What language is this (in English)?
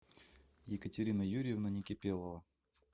Russian